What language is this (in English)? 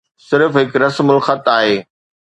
Sindhi